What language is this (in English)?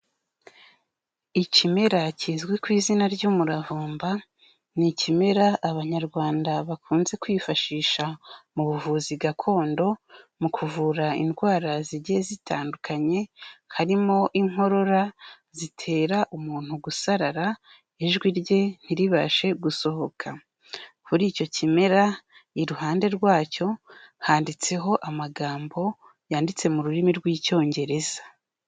Kinyarwanda